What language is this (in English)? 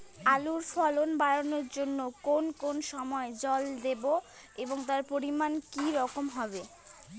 Bangla